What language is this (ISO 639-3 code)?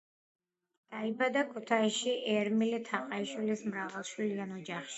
kat